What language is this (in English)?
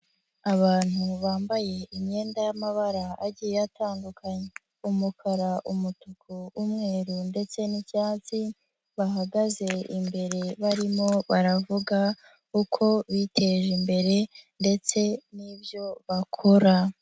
Kinyarwanda